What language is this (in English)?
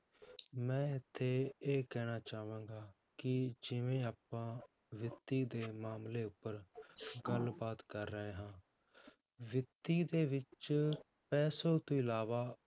Punjabi